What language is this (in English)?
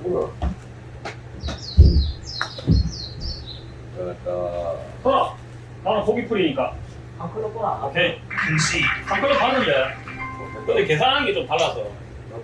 Korean